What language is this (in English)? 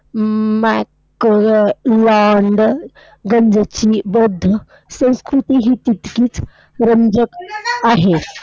Marathi